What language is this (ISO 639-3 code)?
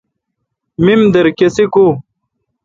xka